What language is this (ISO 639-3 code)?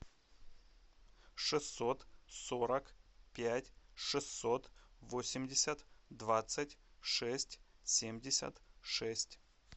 rus